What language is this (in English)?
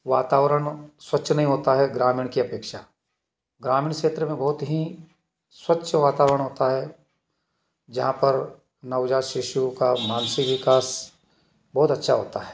Hindi